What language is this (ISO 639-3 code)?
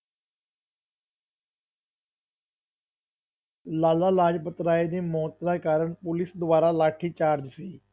pan